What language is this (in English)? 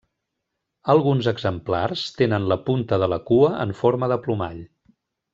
Catalan